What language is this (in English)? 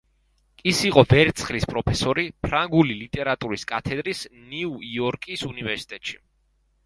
Georgian